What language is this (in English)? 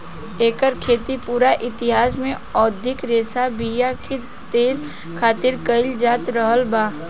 Bhojpuri